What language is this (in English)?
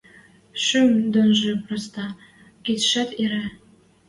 Western Mari